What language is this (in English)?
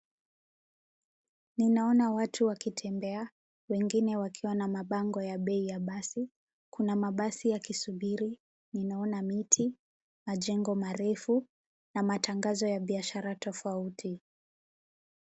Swahili